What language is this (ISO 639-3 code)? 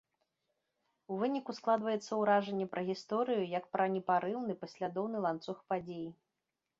bel